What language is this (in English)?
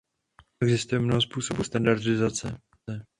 Czech